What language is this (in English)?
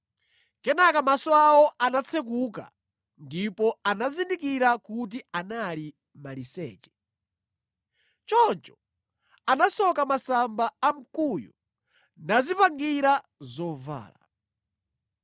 Nyanja